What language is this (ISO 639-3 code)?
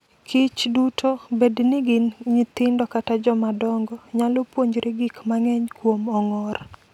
luo